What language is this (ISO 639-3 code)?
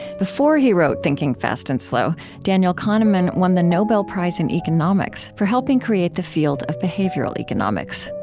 eng